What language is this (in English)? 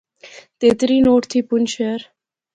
Pahari-Potwari